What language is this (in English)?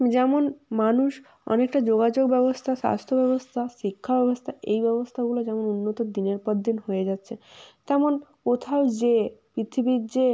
Bangla